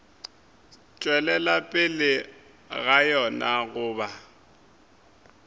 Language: Northern Sotho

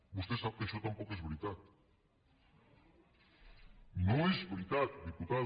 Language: Catalan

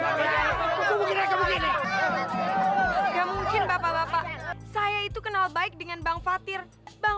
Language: Indonesian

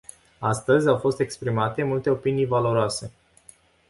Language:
Romanian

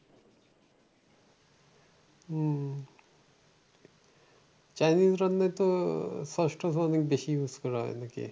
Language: Bangla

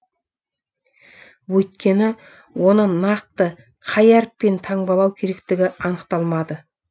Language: Kazakh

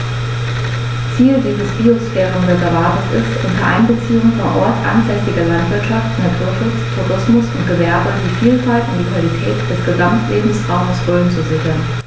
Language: German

